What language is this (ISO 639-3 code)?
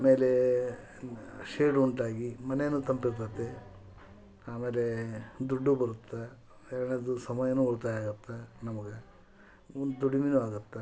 kan